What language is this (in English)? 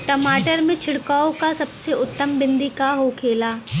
Bhojpuri